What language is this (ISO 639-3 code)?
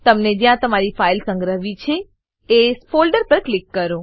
guj